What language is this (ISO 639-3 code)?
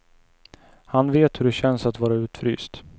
swe